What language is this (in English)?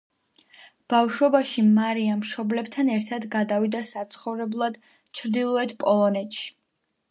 Georgian